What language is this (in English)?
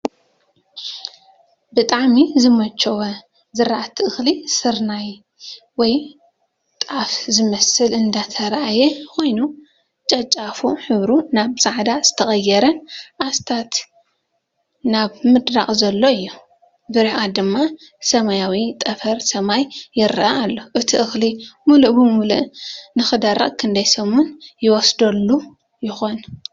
Tigrinya